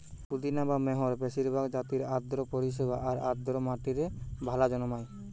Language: Bangla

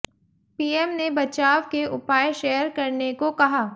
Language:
Hindi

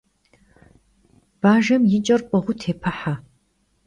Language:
Kabardian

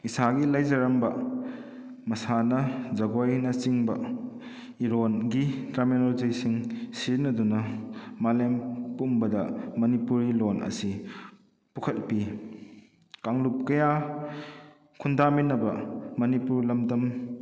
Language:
Manipuri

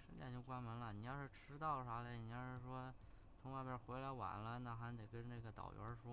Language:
Chinese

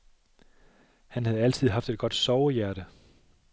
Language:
Danish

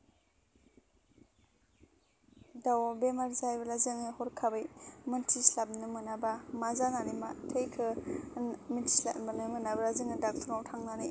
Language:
Bodo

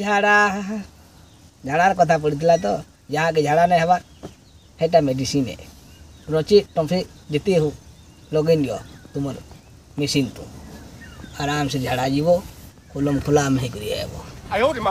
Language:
Hindi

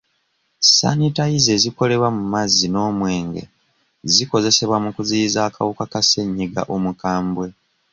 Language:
Ganda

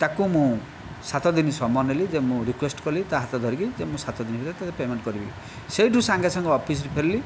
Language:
Odia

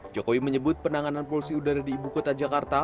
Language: Indonesian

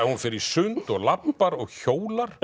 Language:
Icelandic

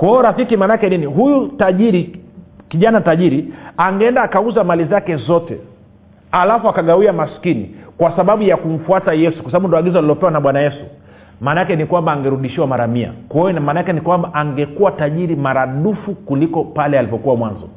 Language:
Swahili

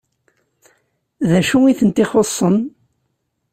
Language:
Kabyle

